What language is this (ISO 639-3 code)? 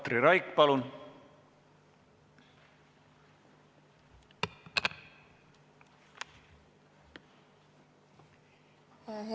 est